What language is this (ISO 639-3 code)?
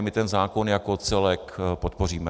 ces